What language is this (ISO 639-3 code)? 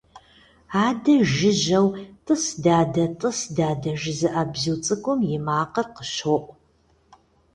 kbd